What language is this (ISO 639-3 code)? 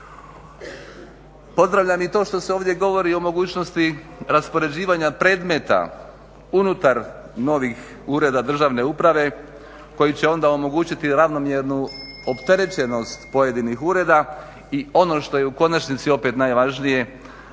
hrv